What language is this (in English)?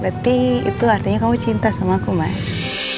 Indonesian